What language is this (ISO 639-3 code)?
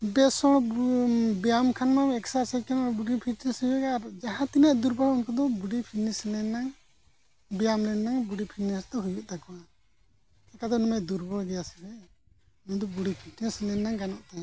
sat